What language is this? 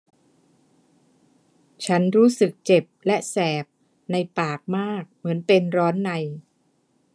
Thai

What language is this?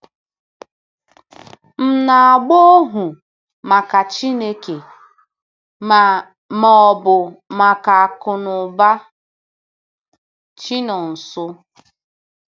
Igbo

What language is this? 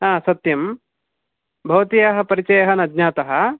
Sanskrit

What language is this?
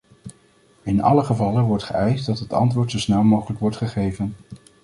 Dutch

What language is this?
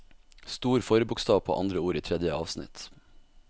Norwegian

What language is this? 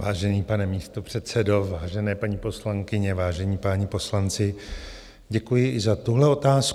Czech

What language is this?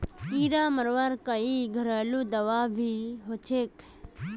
Magahi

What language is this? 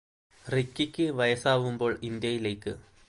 Malayalam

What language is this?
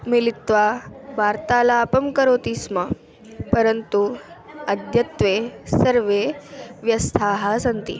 Sanskrit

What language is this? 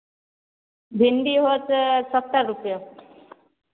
Maithili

